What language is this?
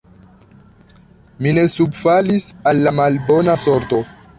Esperanto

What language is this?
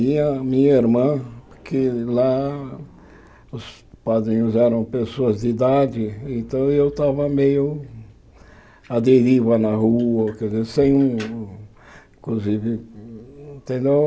Portuguese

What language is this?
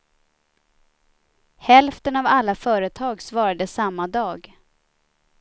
Swedish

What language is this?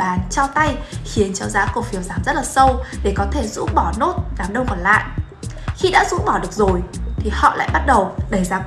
Vietnamese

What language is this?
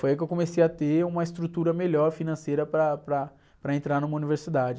Portuguese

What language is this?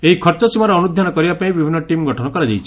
Odia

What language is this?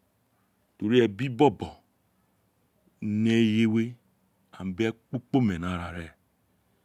Isekiri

